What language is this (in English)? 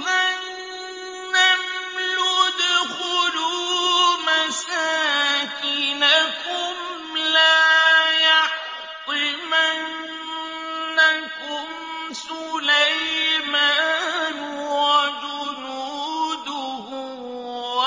Arabic